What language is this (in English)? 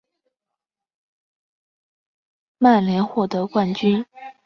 Chinese